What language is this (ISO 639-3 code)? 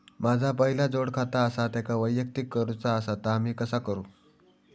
mar